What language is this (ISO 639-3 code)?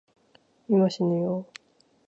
jpn